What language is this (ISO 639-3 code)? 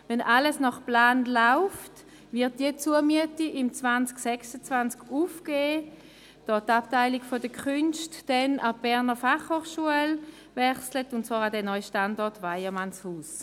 gsw